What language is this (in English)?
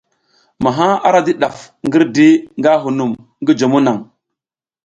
South Giziga